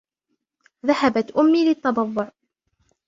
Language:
Arabic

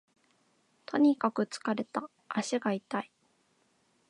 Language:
Japanese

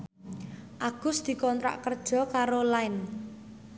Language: Javanese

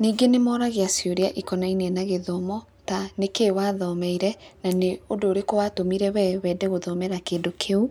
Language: Kikuyu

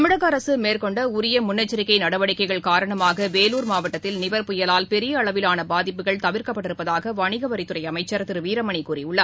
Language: Tamil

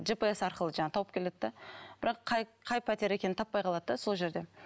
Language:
Kazakh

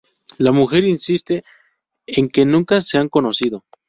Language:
Spanish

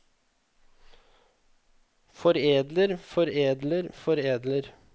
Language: Norwegian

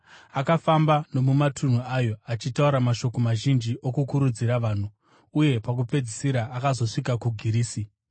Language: Shona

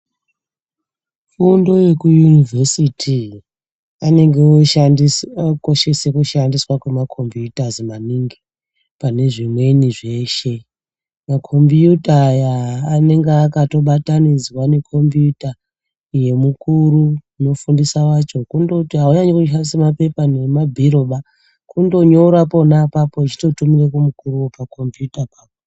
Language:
Ndau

